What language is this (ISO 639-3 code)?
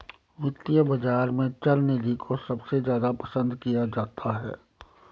hin